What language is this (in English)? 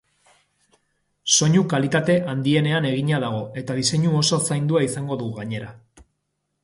Basque